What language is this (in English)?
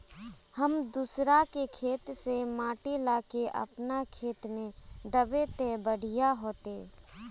Magahi